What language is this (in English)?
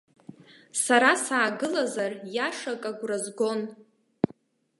Abkhazian